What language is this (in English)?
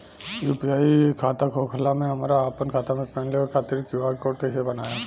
Bhojpuri